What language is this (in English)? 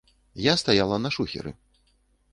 Belarusian